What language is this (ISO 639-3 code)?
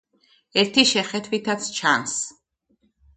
kat